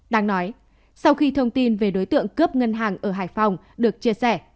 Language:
Vietnamese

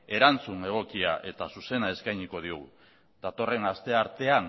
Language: Basque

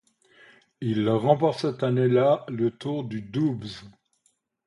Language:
French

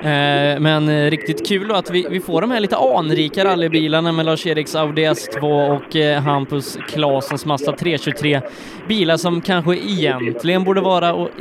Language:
Swedish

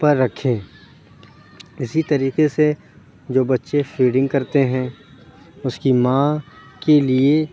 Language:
Urdu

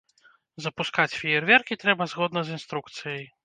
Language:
Belarusian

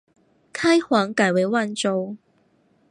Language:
Chinese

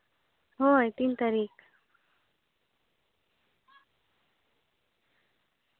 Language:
Santali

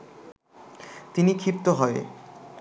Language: Bangla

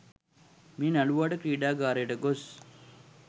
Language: Sinhala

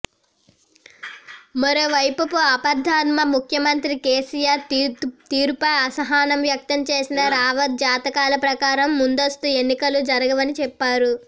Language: Telugu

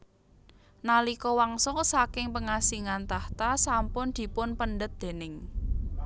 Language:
Javanese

